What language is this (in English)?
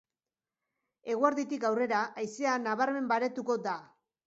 Basque